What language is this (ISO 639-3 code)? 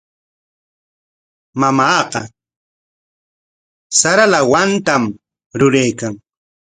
qwa